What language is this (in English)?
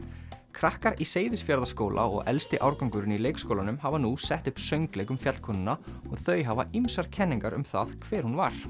Icelandic